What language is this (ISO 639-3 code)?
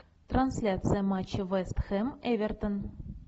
rus